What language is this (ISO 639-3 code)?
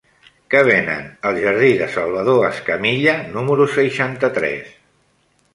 cat